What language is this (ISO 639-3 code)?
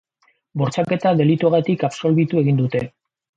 eus